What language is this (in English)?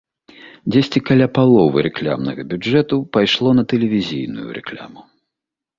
Belarusian